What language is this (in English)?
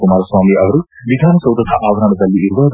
Kannada